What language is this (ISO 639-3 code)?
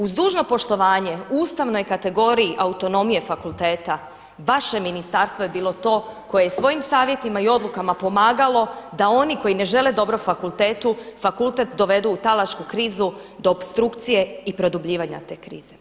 hrv